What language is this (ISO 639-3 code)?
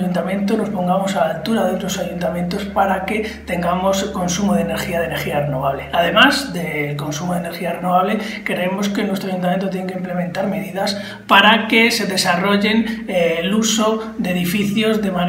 spa